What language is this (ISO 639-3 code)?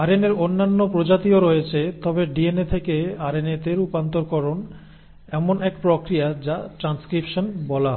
ben